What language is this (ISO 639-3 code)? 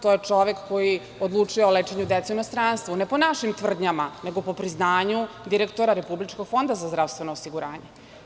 srp